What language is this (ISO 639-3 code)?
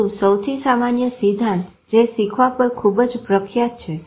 guj